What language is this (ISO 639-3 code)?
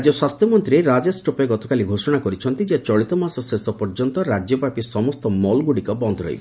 ori